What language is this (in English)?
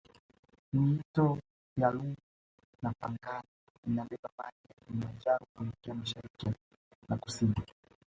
Swahili